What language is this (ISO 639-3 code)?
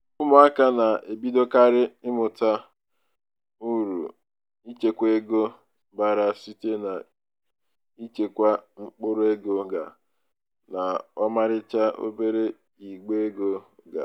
ibo